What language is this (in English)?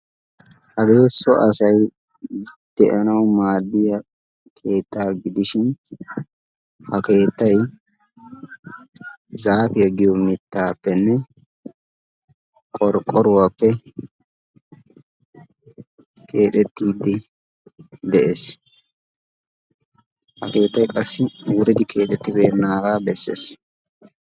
Wolaytta